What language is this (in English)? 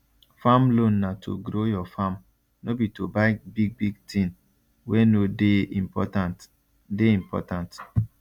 Nigerian Pidgin